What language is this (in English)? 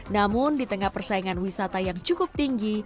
Indonesian